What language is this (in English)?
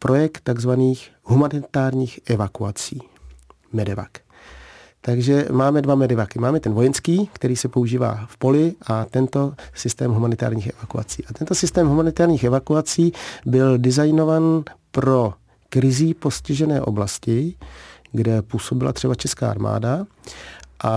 Czech